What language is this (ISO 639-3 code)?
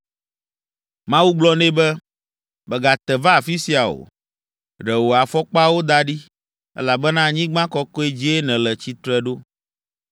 ewe